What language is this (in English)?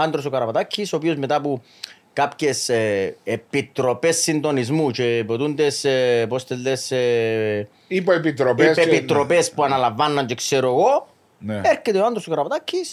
Greek